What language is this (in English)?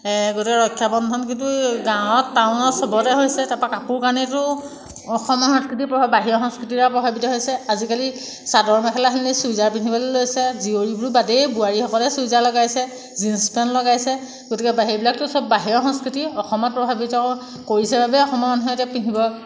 Assamese